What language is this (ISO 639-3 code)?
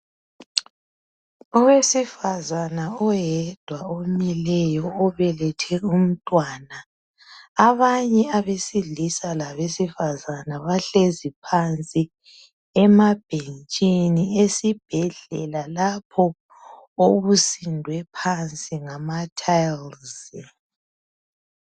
nde